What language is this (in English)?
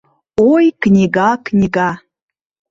Mari